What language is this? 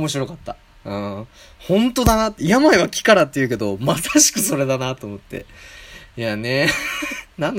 Japanese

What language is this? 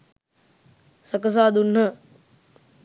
Sinhala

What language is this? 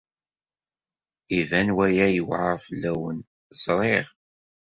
Kabyle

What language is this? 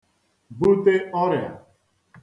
Igbo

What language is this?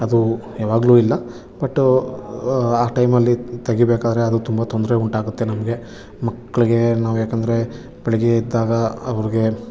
Kannada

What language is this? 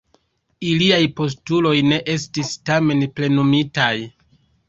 Esperanto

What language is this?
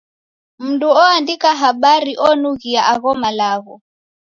Taita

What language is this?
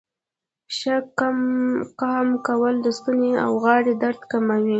Pashto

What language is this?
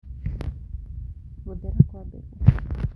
Kikuyu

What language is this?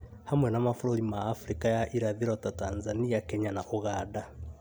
Kikuyu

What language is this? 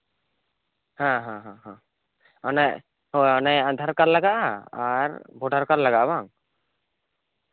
Santali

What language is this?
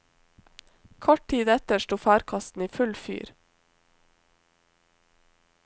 Norwegian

